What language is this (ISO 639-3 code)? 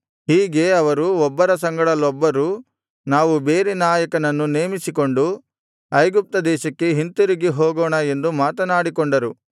kan